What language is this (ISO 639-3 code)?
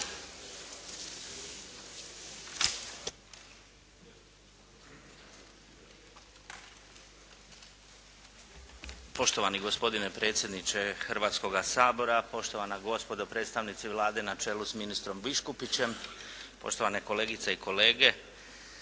hrv